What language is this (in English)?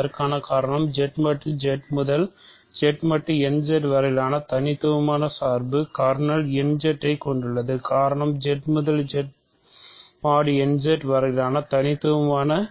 Tamil